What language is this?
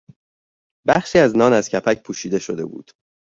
Persian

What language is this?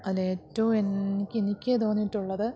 Malayalam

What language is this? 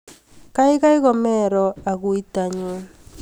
Kalenjin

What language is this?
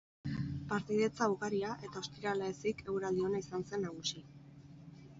Basque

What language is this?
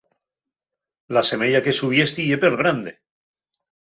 Asturian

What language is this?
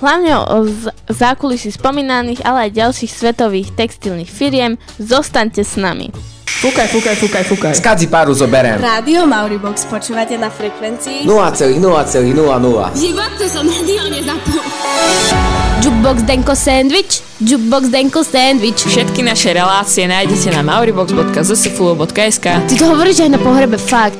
Slovak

